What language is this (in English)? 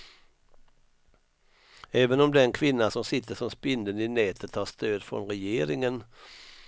Swedish